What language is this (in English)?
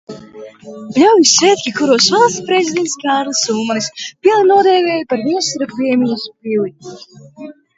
Latvian